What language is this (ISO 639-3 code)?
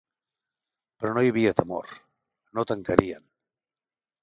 cat